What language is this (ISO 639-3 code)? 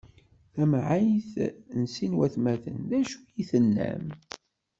kab